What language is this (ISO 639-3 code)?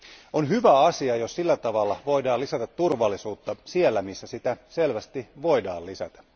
fin